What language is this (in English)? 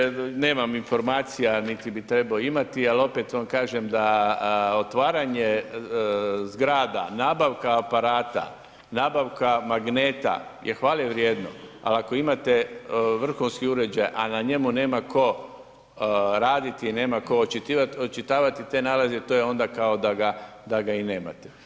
Croatian